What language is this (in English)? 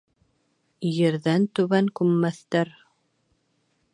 Bashkir